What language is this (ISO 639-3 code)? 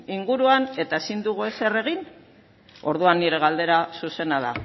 eus